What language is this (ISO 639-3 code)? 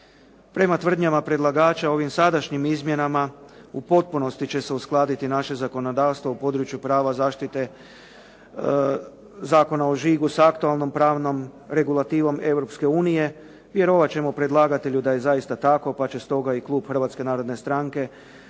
hrv